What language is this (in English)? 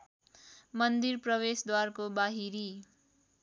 Nepali